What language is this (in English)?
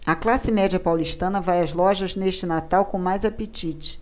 Portuguese